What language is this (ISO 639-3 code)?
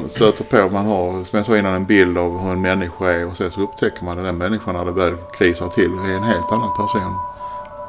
swe